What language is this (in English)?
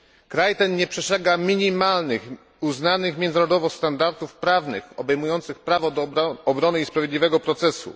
Polish